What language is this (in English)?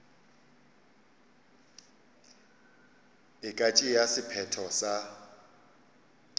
Northern Sotho